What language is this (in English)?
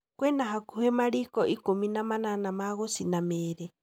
Kikuyu